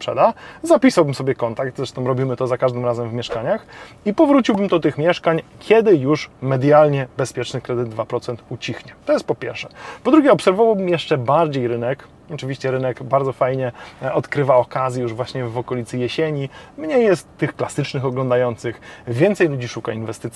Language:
Polish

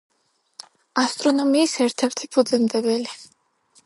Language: Georgian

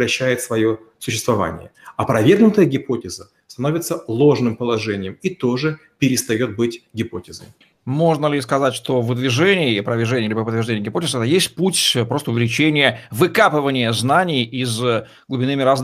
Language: Russian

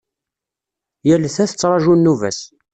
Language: Kabyle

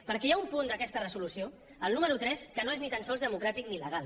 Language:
Catalan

